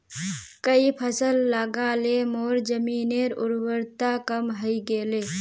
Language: Magahi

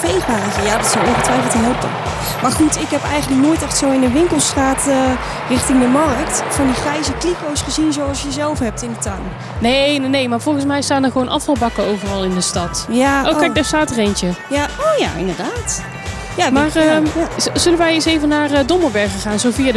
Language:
Dutch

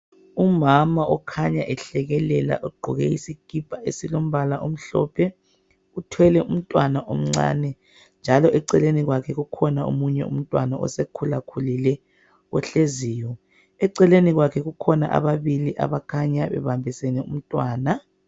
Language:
North Ndebele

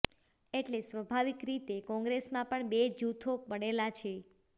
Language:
Gujarati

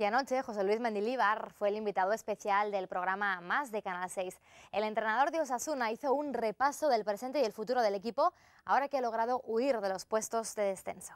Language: Spanish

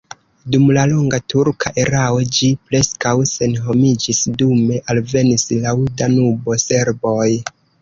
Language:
Esperanto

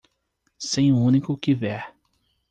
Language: Portuguese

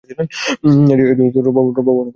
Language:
Bangla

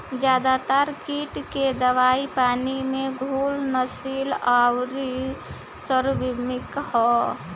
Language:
Bhojpuri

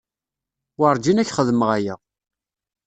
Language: Kabyle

